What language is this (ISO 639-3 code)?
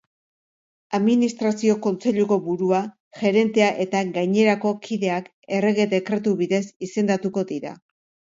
eus